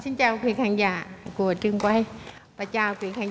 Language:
Vietnamese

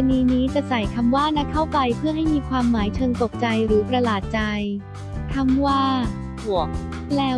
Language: Thai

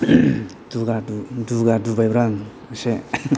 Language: Bodo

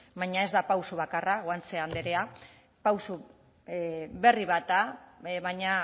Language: Basque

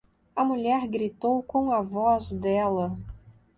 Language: Portuguese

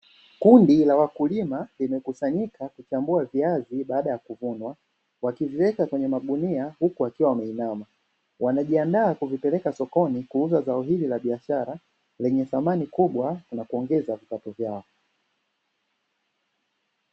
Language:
Swahili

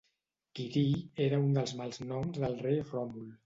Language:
Catalan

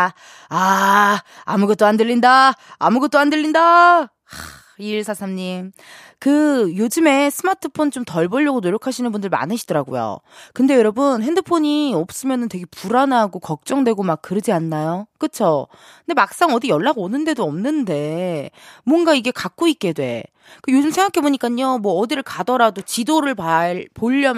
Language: Korean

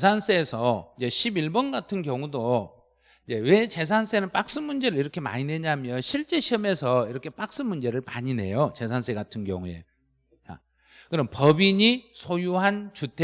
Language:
Korean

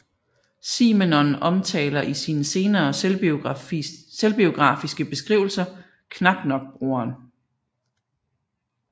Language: Danish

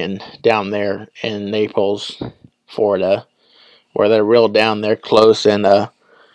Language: English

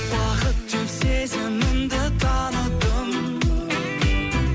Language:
Kazakh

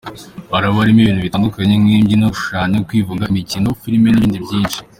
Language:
Kinyarwanda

